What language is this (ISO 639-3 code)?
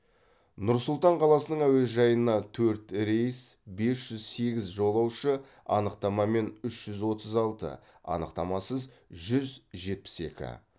kaz